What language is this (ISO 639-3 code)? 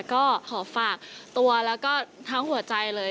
tha